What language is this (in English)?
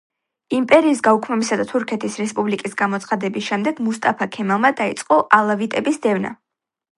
Georgian